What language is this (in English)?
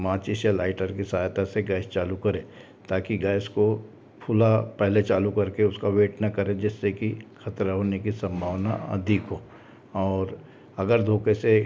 Hindi